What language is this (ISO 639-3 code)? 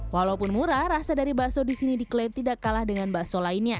ind